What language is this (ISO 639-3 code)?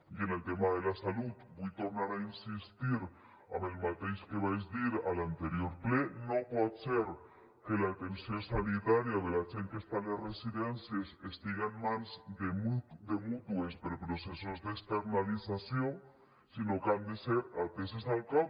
cat